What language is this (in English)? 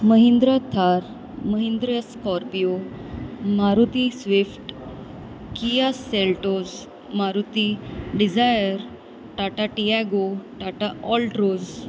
Gujarati